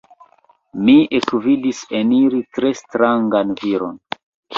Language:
Esperanto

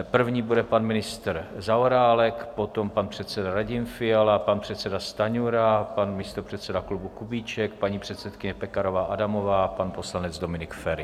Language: Czech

